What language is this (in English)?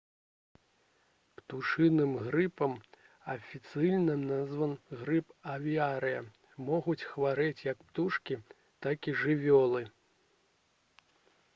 Belarusian